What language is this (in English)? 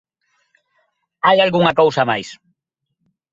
Galician